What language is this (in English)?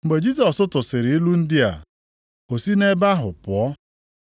Igbo